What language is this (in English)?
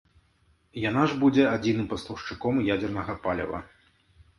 Belarusian